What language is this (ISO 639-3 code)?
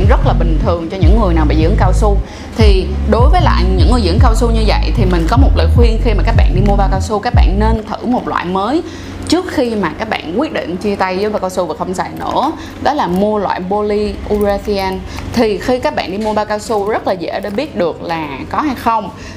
vie